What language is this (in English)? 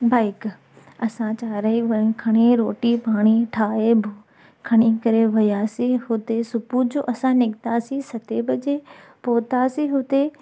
Sindhi